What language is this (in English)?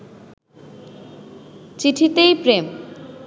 Bangla